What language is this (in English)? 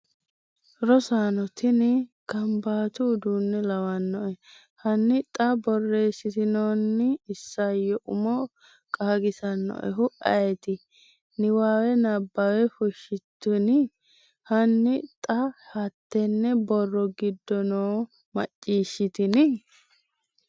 Sidamo